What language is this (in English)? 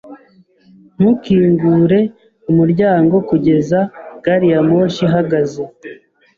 Kinyarwanda